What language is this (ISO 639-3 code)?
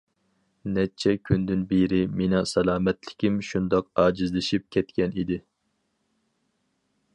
uig